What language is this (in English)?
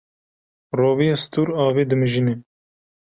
Kurdish